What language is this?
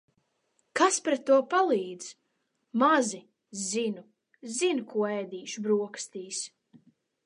Latvian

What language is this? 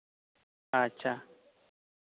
Santali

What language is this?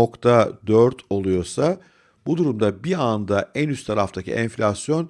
Turkish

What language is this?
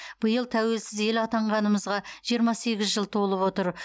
Kazakh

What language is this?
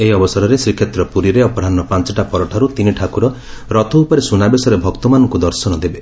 Odia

